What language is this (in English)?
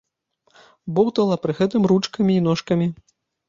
Belarusian